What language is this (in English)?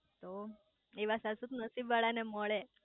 Gujarati